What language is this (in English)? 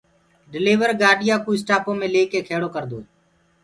Gurgula